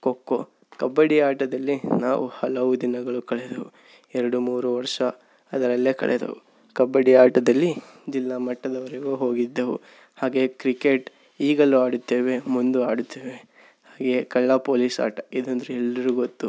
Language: Kannada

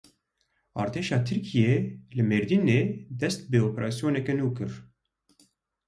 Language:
Kurdish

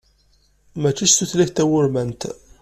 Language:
Kabyle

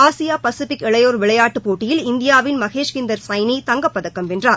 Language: Tamil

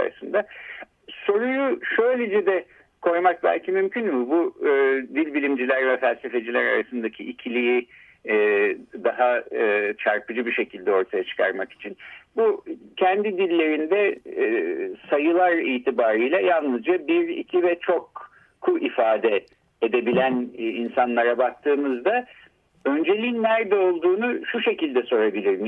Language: Turkish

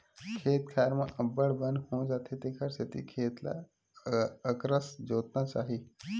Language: Chhattisgarhi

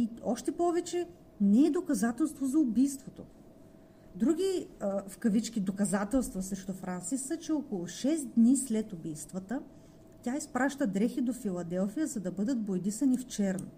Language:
Bulgarian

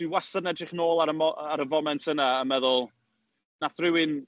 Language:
Welsh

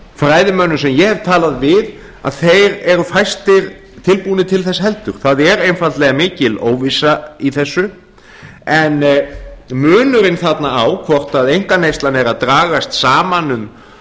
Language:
Icelandic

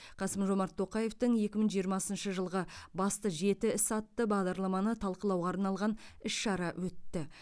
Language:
Kazakh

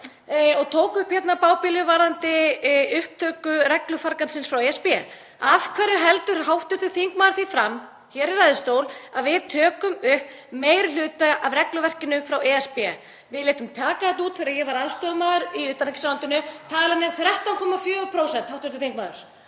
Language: Icelandic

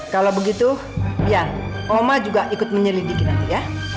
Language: Indonesian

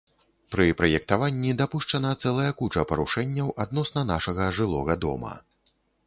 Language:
Belarusian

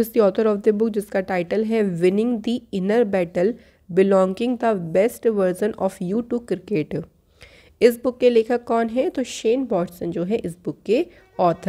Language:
Hindi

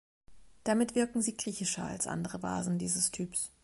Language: German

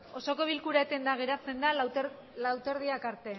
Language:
Basque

